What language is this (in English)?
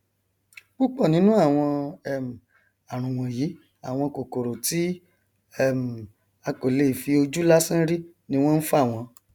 Yoruba